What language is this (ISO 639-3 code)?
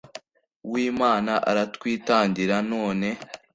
kin